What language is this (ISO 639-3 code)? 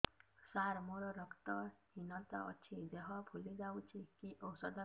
ori